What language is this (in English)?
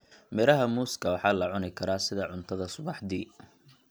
Somali